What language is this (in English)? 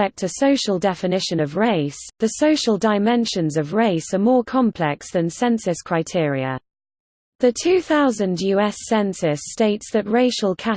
English